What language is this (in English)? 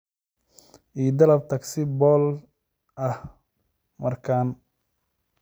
Somali